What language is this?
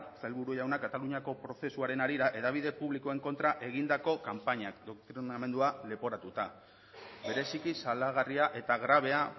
Basque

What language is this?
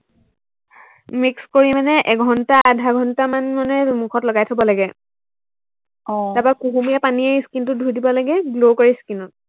Assamese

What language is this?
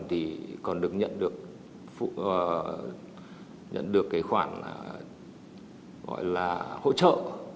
Vietnamese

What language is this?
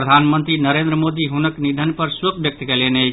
Maithili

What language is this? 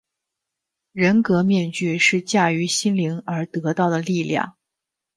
Chinese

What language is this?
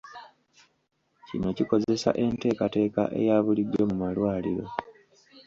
Ganda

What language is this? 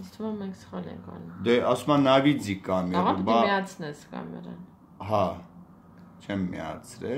Hindi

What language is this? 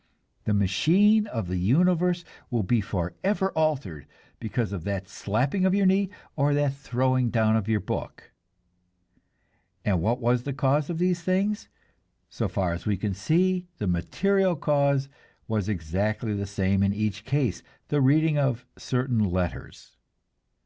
English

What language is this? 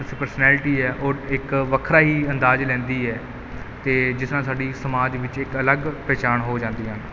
Punjabi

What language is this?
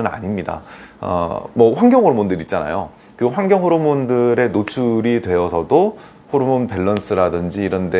Korean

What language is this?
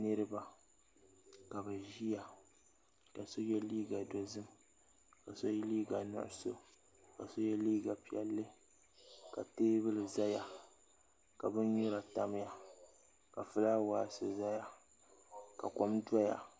Dagbani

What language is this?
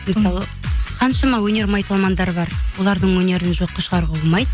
Kazakh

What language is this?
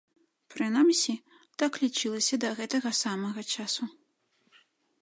Belarusian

